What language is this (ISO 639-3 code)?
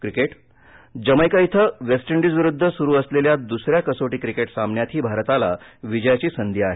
mar